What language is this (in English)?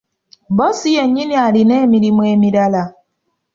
Ganda